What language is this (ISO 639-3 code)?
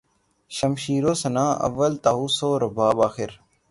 urd